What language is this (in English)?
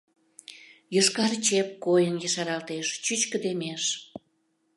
Mari